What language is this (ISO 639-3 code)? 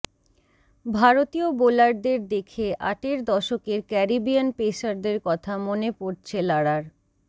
ben